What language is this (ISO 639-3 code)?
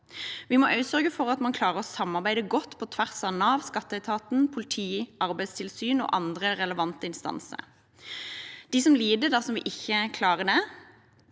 nor